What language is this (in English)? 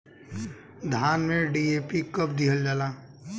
Bhojpuri